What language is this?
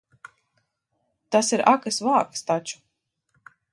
Latvian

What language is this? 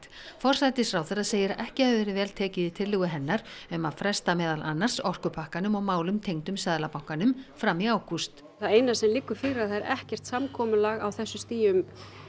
Icelandic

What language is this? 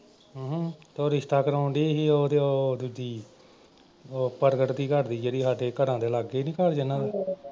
Punjabi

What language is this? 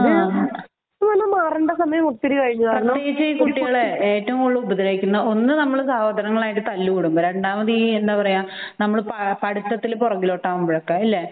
Malayalam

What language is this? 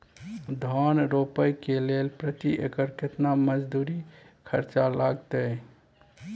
Maithili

